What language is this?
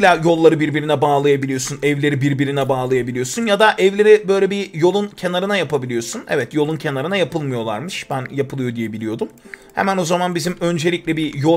Turkish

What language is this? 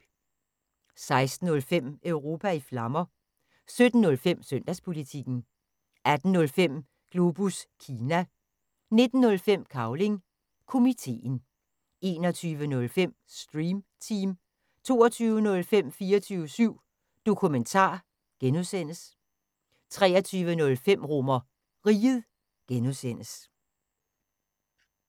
Danish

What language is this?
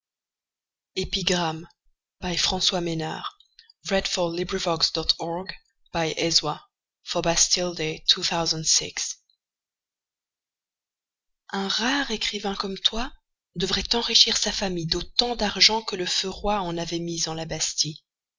French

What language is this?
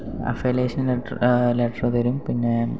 Malayalam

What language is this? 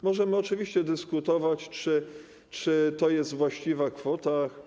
Polish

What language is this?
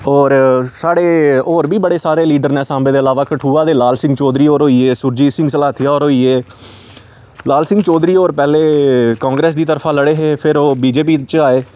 Dogri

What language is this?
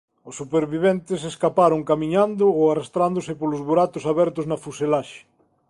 Galician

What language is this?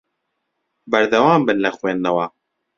Central Kurdish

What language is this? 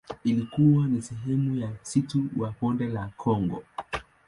Swahili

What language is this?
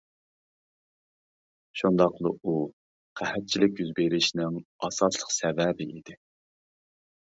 Uyghur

